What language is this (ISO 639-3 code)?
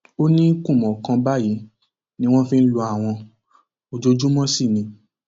yor